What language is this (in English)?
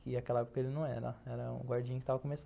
Portuguese